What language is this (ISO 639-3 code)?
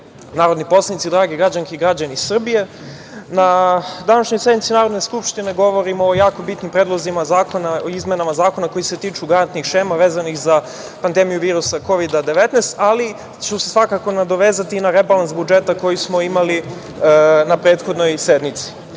srp